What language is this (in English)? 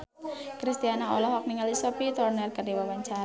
Sundanese